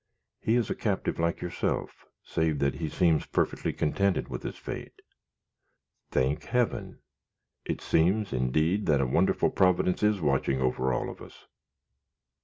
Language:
English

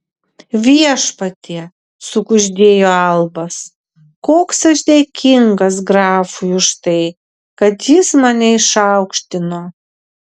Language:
Lithuanian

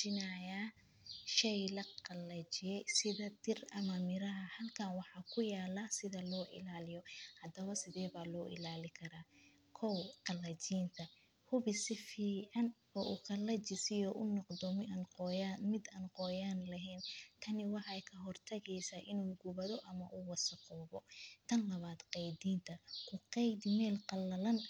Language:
Somali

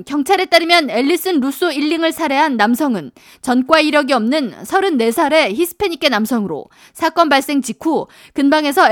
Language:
Korean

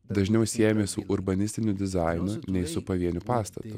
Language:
Lithuanian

